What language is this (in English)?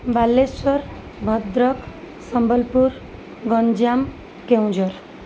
Odia